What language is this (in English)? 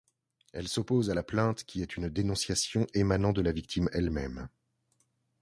French